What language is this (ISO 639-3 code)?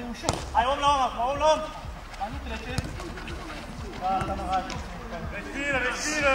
ron